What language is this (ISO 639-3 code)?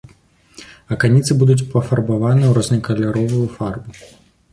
bel